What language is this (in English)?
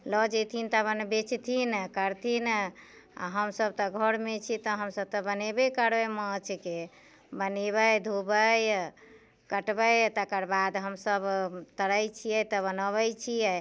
Maithili